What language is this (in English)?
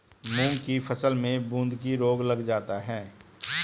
Hindi